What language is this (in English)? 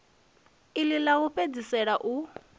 Venda